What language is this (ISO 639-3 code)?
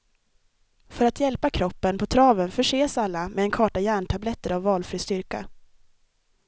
swe